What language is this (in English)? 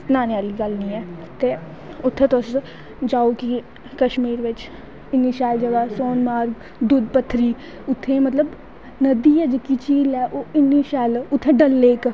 Dogri